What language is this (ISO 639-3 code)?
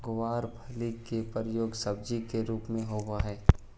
mag